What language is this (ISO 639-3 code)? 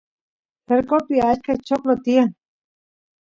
qus